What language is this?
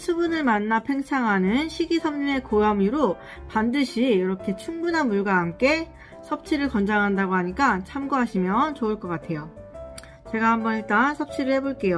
Korean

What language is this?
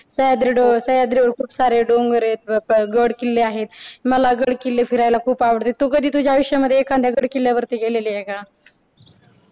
Marathi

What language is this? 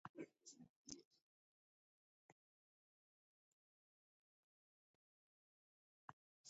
Taita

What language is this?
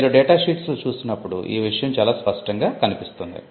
Telugu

